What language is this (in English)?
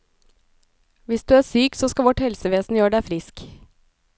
Norwegian